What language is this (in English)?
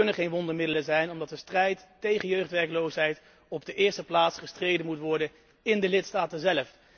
Dutch